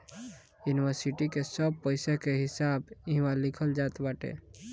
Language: Bhojpuri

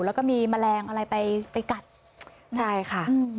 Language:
Thai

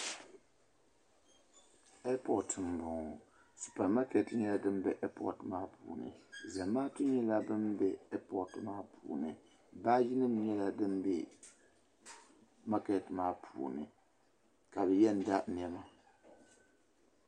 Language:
Dagbani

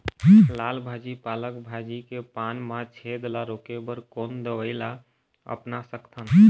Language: Chhattisgarhi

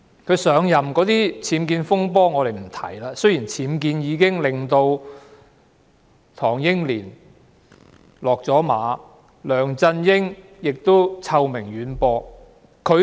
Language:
Cantonese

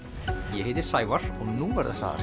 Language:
Icelandic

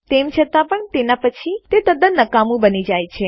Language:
Gujarati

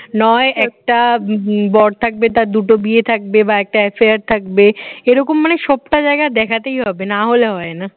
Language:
Bangla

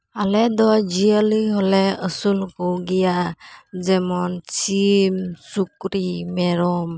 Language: Santali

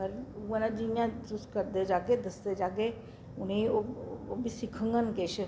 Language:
Dogri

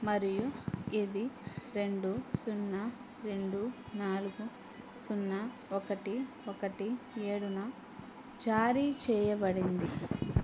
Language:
Telugu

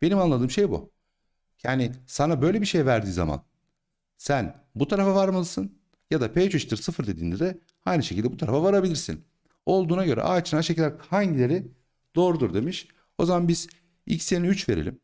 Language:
Turkish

